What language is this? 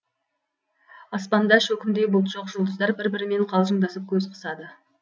Kazakh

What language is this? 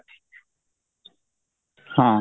Odia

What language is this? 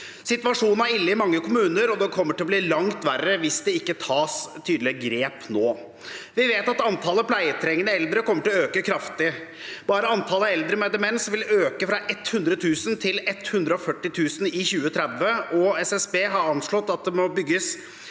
Norwegian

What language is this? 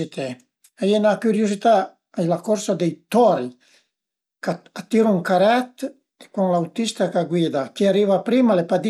Piedmontese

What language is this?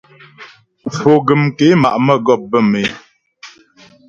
Ghomala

